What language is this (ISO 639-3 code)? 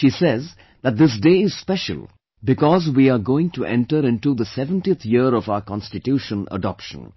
eng